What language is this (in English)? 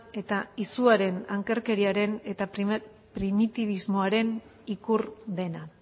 Basque